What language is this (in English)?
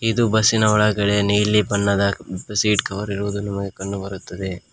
Kannada